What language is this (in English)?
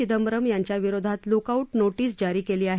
Marathi